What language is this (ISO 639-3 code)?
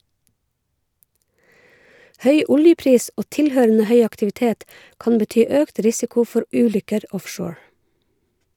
nor